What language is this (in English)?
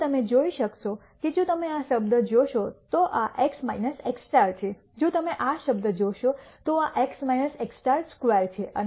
Gujarati